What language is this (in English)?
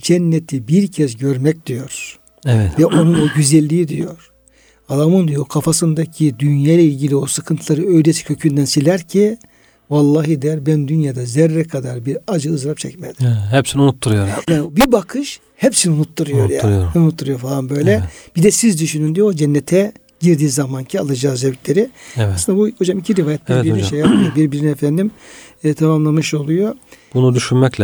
Turkish